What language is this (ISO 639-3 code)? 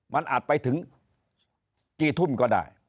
tha